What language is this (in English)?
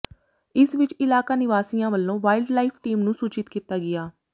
Punjabi